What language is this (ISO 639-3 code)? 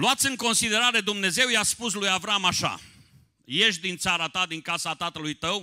ron